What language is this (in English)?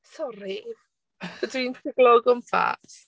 Welsh